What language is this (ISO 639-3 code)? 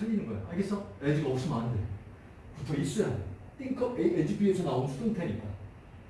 kor